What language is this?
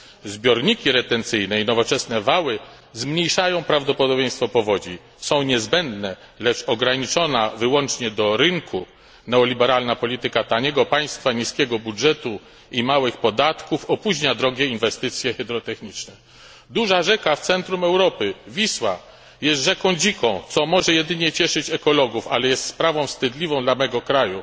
Polish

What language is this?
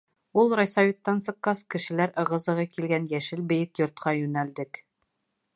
Bashkir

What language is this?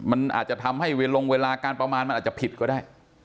Thai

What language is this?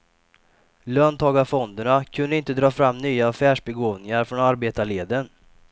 Swedish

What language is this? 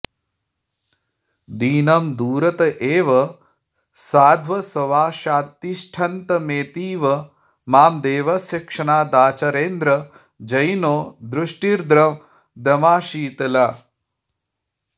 Sanskrit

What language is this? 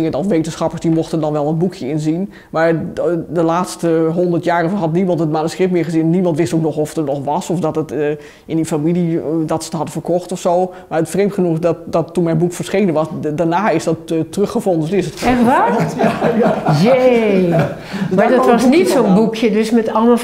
Dutch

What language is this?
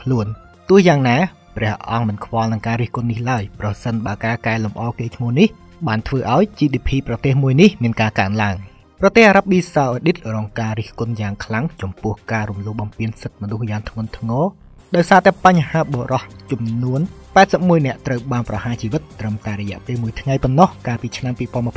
Thai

